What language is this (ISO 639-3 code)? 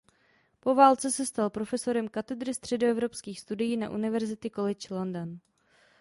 ces